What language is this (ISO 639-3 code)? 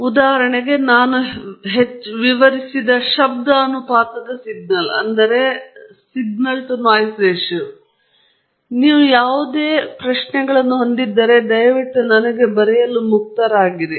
kan